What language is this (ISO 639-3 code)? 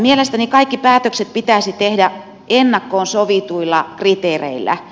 fin